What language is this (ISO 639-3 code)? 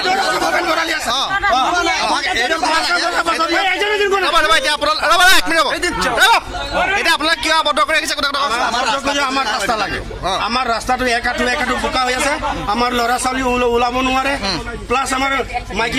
ara